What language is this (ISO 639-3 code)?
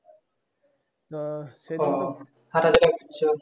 ben